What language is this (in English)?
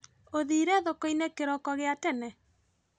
Kikuyu